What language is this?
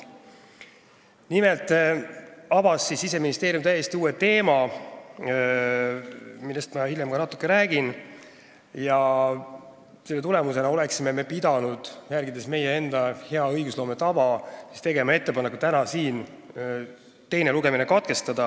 Estonian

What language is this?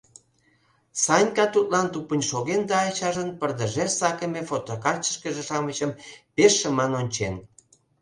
Mari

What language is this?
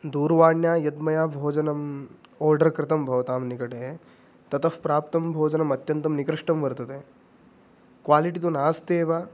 Sanskrit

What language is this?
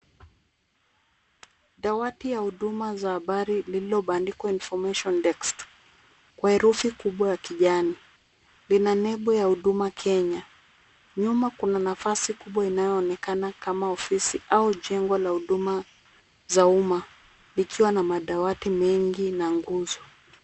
Swahili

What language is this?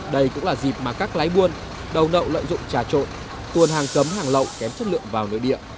Vietnamese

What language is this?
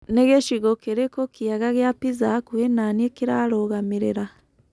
Kikuyu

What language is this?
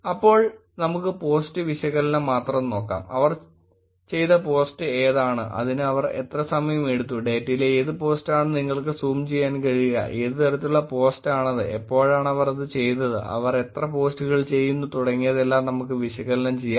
Malayalam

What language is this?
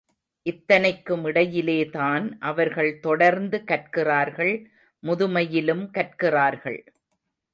Tamil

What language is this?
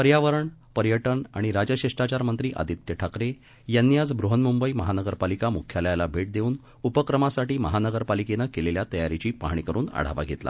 Marathi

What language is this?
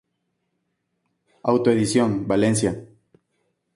Spanish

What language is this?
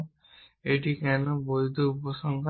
Bangla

